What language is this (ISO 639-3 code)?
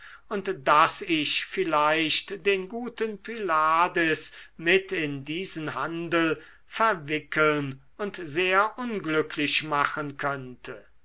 deu